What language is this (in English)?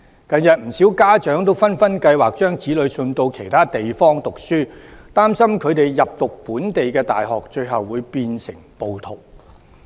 Cantonese